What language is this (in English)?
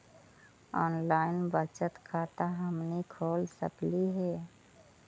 Magahi